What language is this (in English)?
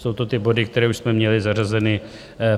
Czech